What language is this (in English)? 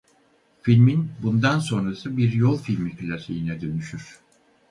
Turkish